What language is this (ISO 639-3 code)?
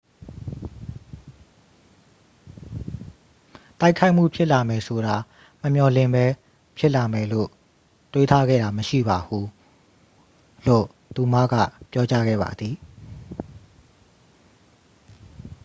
mya